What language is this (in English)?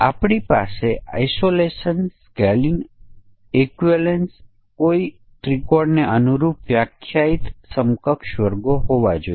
Gujarati